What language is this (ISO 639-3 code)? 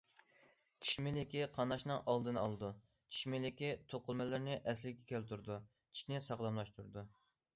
uig